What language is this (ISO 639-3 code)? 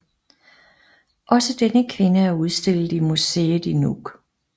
dan